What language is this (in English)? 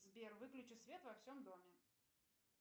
Russian